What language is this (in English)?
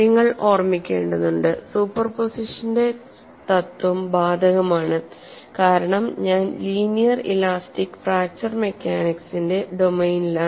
Malayalam